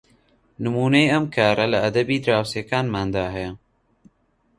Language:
Central Kurdish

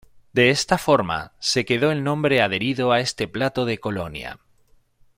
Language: Spanish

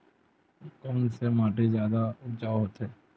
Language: Chhattisgarhi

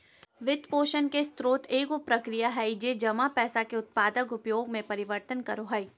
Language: Magahi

